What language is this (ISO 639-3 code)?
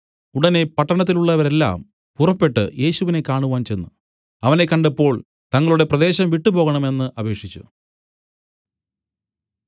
mal